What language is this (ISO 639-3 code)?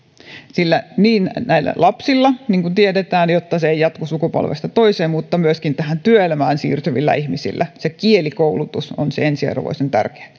fin